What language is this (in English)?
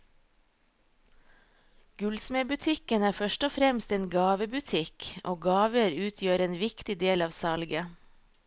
Norwegian